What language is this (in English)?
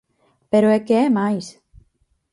Galician